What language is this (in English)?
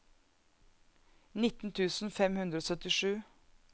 Norwegian